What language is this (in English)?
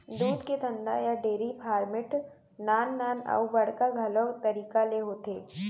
Chhattisgarhi